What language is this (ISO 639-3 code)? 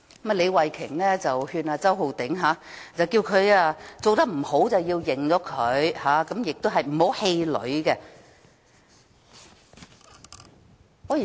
yue